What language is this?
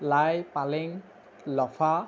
Assamese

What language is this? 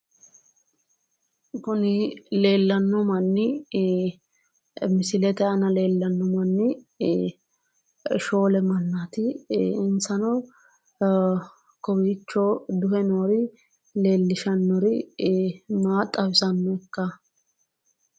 Sidamo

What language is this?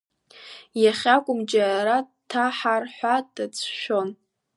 Abkhazian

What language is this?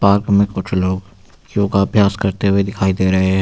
Hindi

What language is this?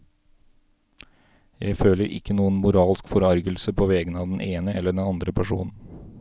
Norwegian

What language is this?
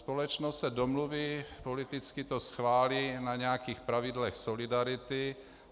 Czech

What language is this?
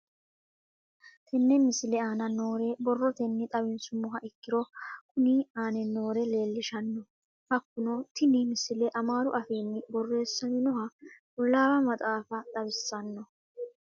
Sidamo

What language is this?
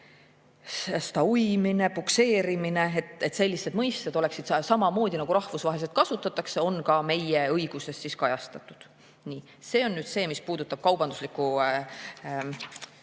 Estonian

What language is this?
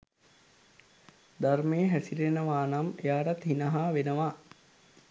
Sinhala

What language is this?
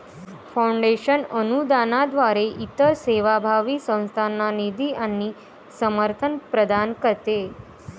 Marathi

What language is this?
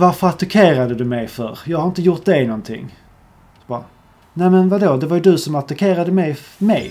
Swedish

